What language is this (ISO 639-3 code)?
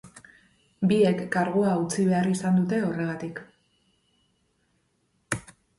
eus